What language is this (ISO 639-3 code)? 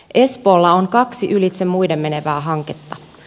fin